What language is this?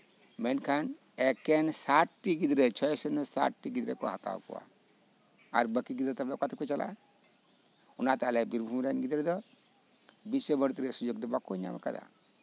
Santali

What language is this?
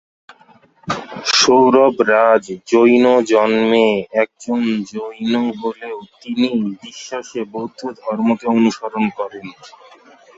Bangla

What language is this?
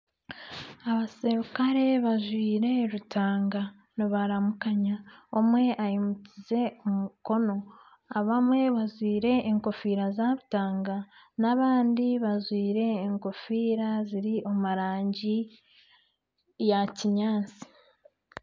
Nyankole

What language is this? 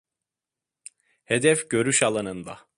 Turkish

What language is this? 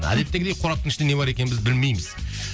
Kazakh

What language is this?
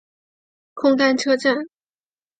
Chinese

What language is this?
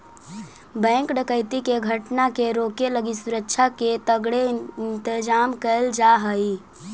Magahi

